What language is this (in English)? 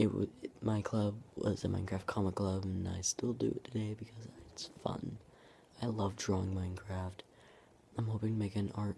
English